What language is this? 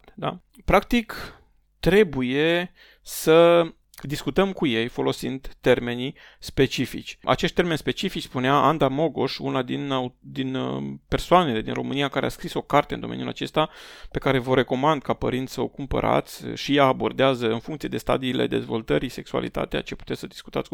Romanian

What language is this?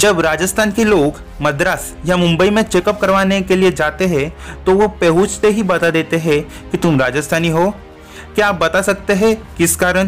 Hindi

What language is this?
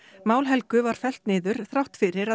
Icelandic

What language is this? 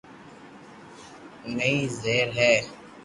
Loarki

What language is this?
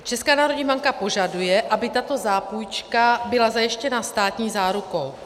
Czech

